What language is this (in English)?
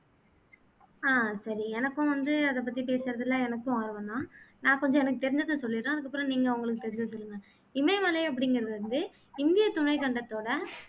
Tamil